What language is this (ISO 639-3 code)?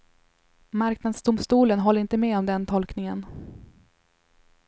swe